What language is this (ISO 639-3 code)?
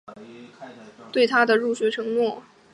zho